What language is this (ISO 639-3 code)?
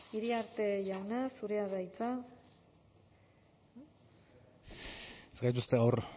eus